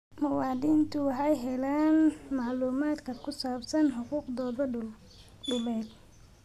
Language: Somali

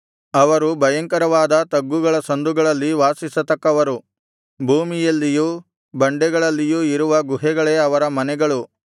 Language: Kannada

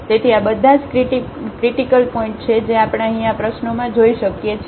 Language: Gujarati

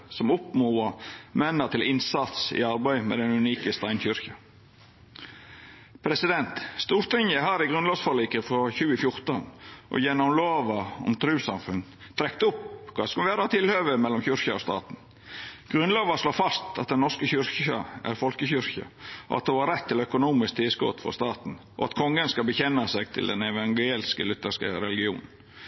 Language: Norwegian Nynorsk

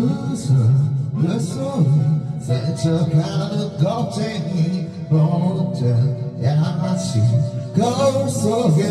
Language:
Korean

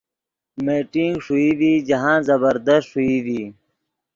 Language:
Yidgha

